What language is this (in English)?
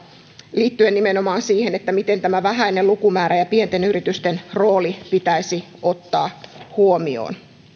Finnish